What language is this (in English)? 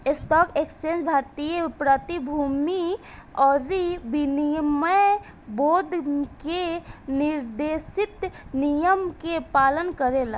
Bhojpuri